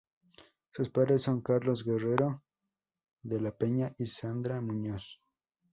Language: Spanish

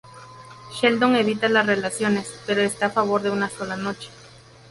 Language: Spanish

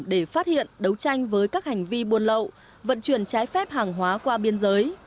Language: Vietnamese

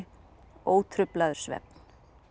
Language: Icelandic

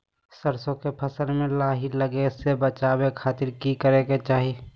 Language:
Magahi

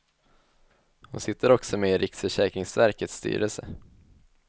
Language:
Swedish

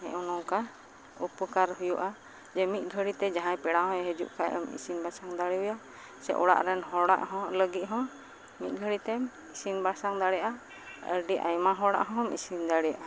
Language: Santali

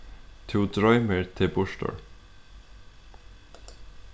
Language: Faroese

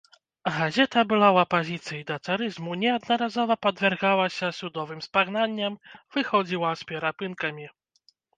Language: Belarusian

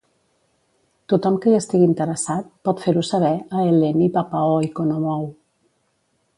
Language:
Catalan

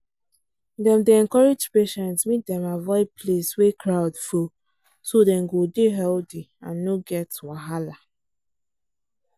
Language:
Nigerian Pidgin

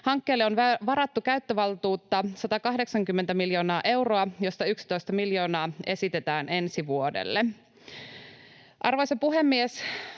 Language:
Finnish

